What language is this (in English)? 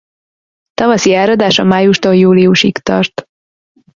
Hungarian